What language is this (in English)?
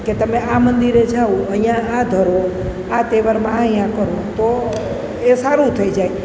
Gujarati